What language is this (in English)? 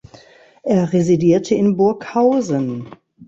German